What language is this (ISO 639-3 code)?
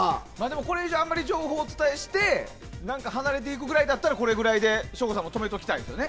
jpn